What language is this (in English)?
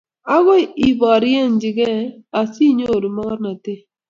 Kalenjin